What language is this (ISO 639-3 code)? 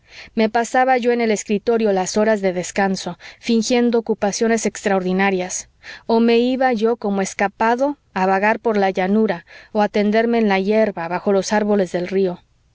spa